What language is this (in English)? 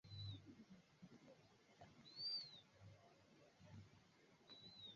Swahili